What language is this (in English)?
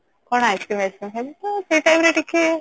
Odia